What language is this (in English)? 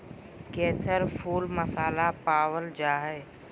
Magahi